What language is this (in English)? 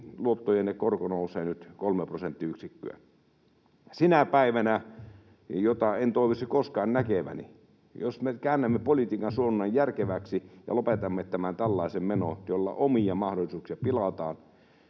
Finnish